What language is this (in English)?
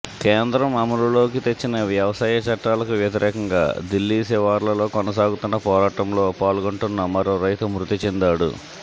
Telugu